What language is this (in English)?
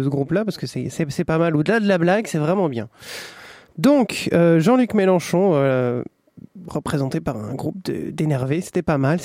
French